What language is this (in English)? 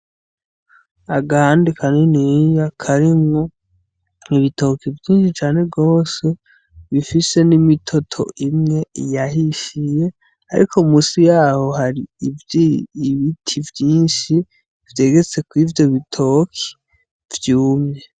Rundi